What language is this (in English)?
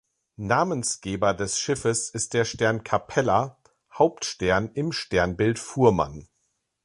German